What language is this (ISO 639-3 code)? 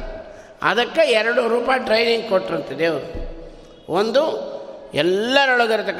kan